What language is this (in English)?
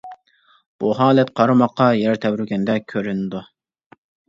Uyghur